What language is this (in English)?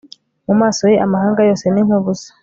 Kinyarwanda